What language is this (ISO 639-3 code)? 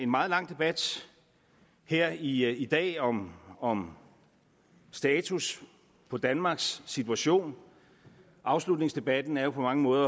dan